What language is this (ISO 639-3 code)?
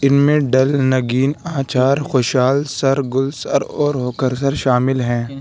urd